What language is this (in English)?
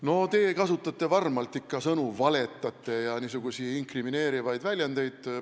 Estonian